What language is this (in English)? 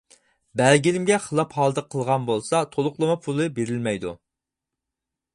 Uyghur